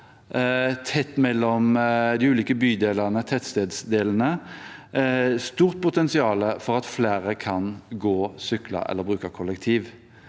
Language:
Norwegian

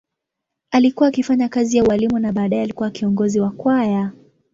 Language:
Swahili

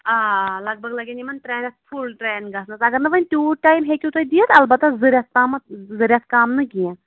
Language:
Kashmiri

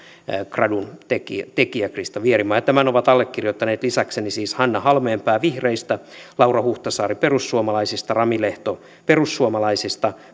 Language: Finnish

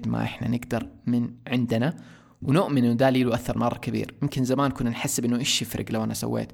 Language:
Arabic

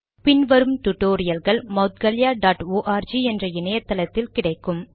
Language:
Tamil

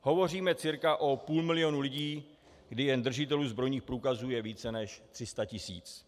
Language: Czech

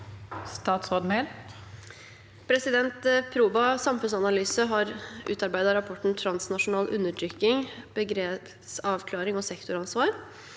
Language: Norwegian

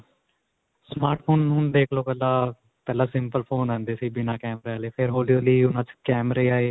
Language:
Punjabi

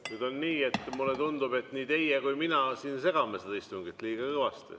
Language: Estonian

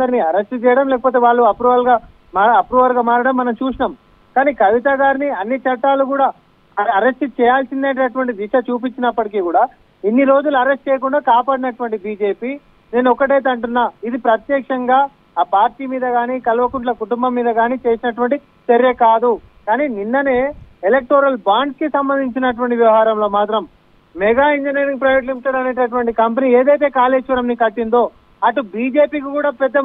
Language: Telugu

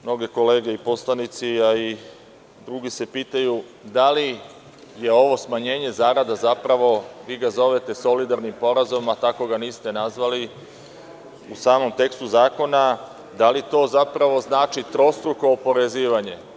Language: Serbian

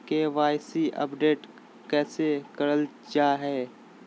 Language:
Magahi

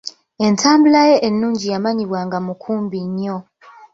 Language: Ganda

